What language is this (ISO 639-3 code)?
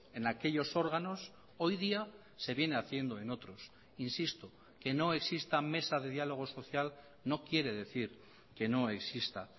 spa